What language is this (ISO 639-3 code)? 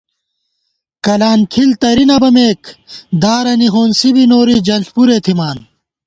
gwt